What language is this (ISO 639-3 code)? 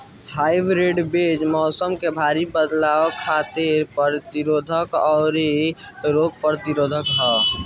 bho